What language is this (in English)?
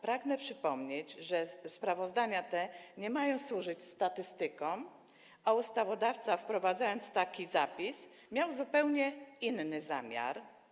Polish